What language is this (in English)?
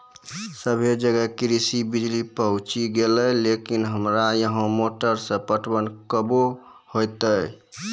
Maithili